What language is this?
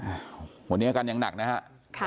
Thai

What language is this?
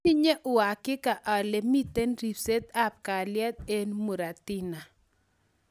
Kalenjin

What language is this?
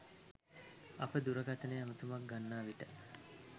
Sinhala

